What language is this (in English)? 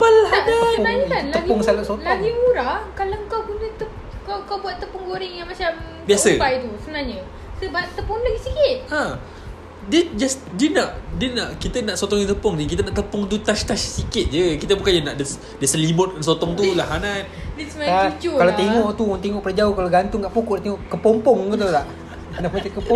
Malay